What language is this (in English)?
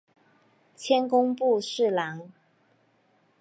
Chinese